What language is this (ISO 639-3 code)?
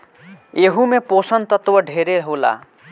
bho